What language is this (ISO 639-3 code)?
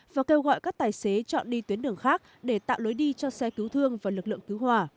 vie